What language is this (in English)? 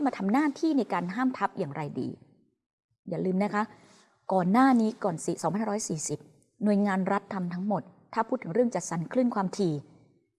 Thai